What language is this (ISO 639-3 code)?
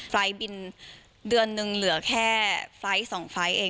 tha